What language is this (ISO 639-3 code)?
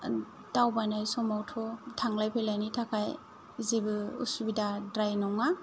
brx